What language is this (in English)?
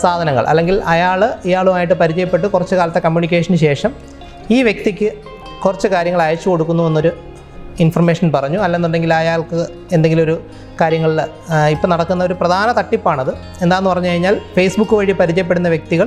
Malayalam